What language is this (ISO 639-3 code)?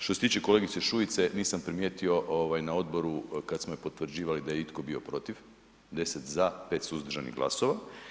hrv